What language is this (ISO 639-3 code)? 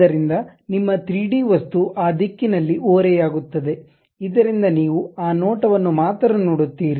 kan